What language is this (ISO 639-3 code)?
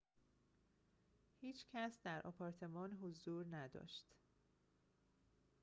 fas